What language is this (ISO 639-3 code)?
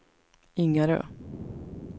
swe